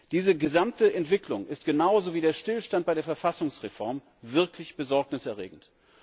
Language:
German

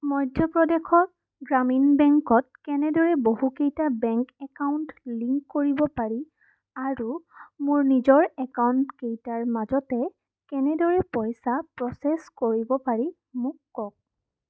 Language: Assamese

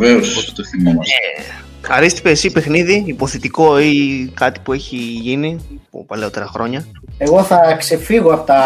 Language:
Greek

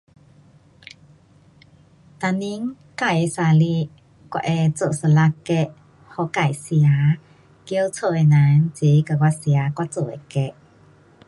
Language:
Pu-Xian Chinese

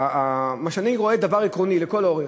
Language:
Hebrew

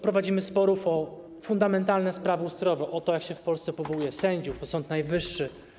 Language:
Polish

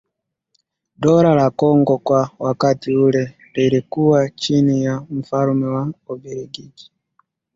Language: Swahili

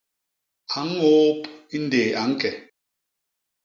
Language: Basaa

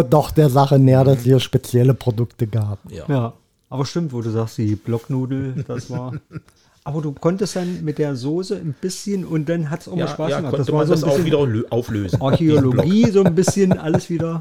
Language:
German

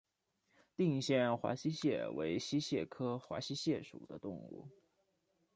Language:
Chinese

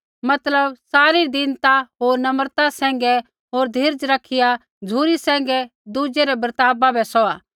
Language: Kullu Pahari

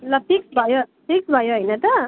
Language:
Nepali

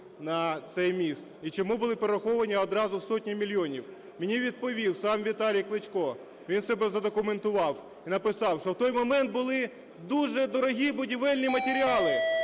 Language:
Ukrainian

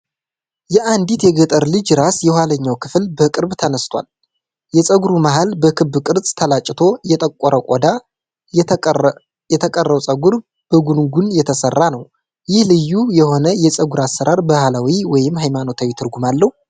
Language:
Amharic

